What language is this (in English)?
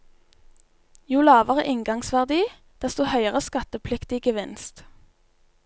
Norwegian